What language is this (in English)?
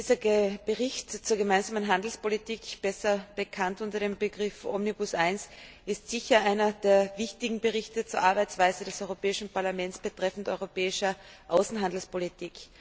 German